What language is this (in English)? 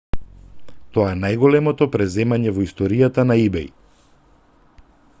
Macedonian